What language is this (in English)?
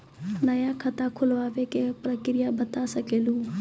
Maithili